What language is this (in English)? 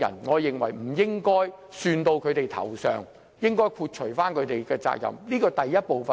Cantonese